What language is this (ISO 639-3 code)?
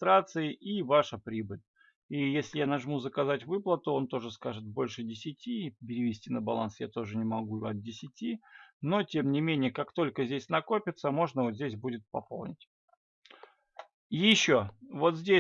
rus